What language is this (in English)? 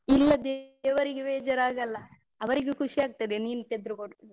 Kannada